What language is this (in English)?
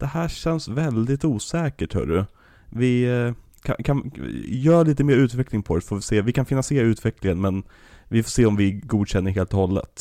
Swedish